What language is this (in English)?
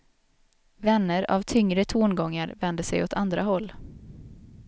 Swedish